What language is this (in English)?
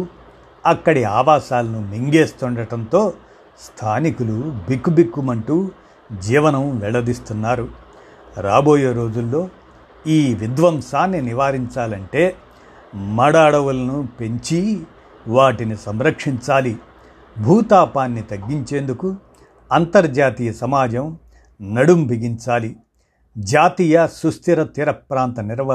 Telugu